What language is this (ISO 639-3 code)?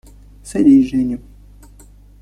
rus